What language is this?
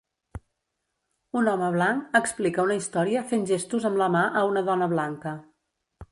Catalan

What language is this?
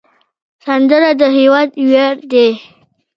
Pashto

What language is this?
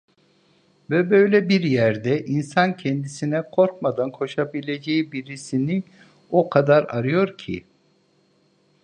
Turkish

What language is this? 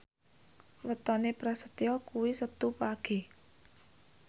Javanese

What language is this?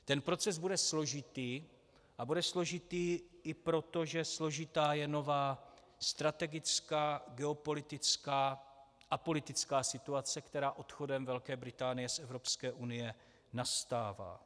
Czech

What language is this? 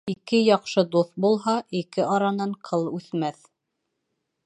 Bashkir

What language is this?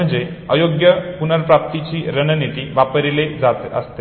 Marathi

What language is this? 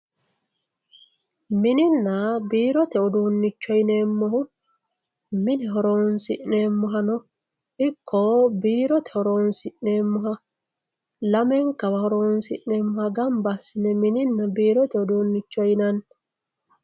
Sidamo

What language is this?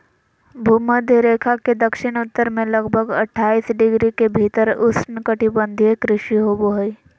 Magahi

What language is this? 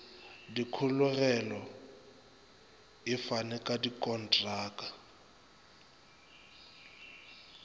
Northern Sotho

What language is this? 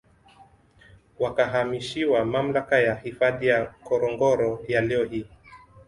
Swahili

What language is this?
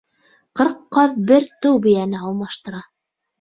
Bashkir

